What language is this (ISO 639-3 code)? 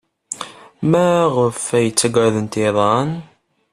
kab